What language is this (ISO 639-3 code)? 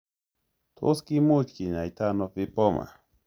kln